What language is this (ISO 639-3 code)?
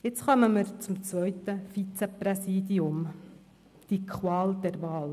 gsw